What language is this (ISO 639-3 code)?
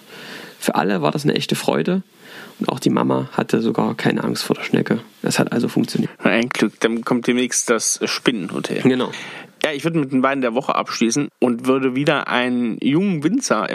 deu